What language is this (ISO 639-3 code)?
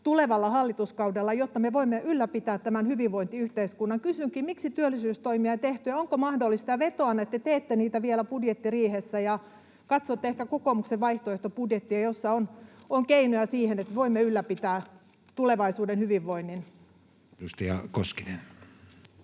fin